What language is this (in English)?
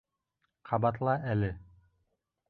Bashkir